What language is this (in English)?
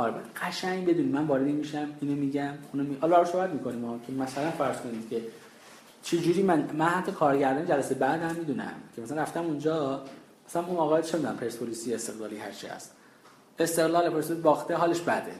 Persian